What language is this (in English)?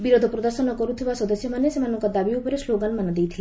Odia